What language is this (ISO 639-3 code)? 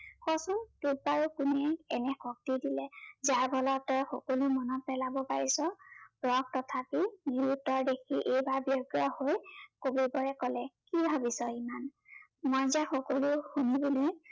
asm